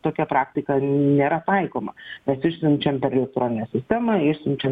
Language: Lithuanian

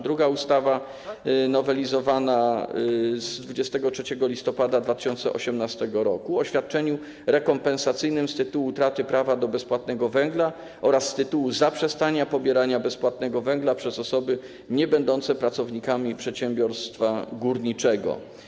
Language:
Polish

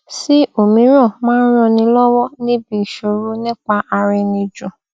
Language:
Yoruba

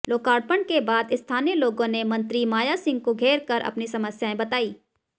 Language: Hindi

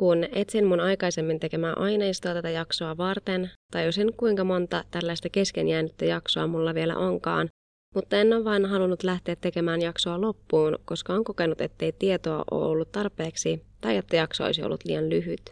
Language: Finnish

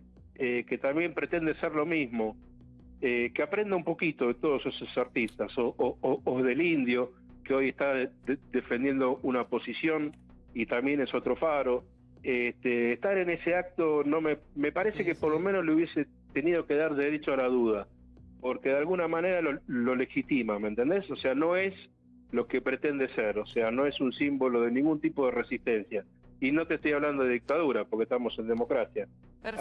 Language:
Spanish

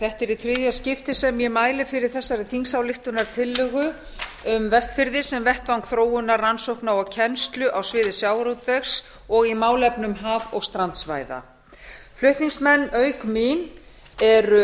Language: Icelandic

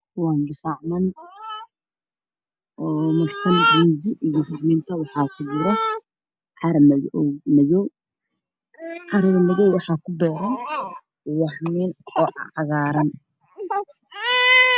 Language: Somali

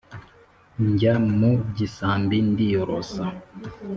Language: Kinyarwanda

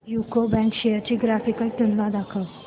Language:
Marathi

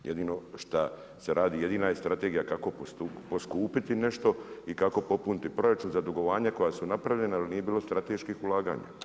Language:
Croatian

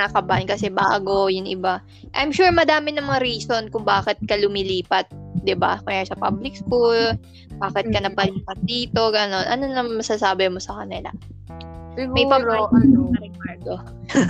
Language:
Filipino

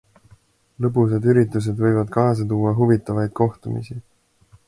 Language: Estonian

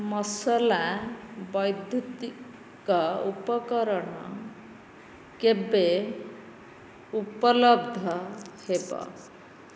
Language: Odia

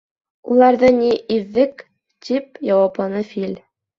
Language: Bashkir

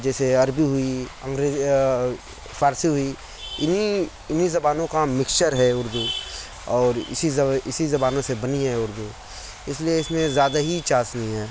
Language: Urdu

